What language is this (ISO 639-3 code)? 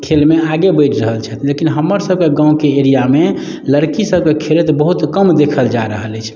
mai